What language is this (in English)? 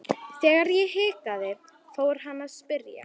Icelandic